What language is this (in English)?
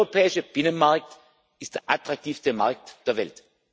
German